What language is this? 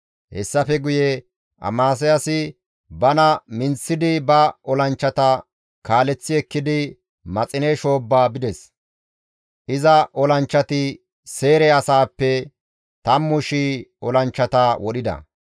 Gamo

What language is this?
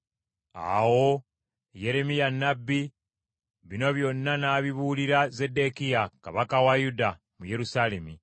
Ganda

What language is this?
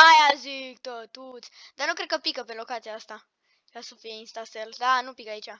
Romanian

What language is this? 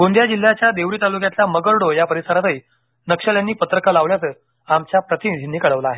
Marathi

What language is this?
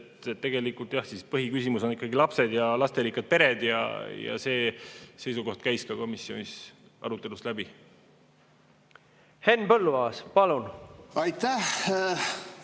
Estonian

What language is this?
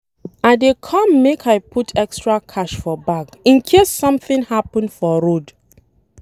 Nigerian Pidgin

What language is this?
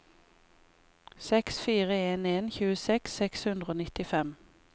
Norwegian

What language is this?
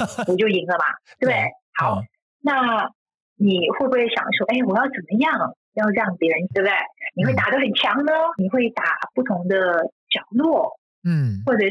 Chinese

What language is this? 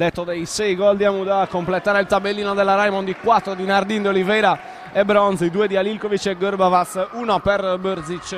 Italian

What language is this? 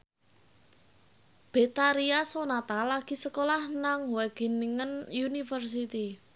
Javanese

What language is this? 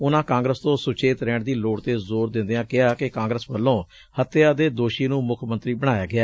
Punjabi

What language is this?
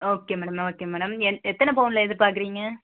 Tamil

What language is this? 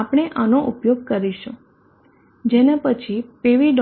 Gujarati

